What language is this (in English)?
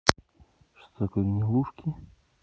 Russian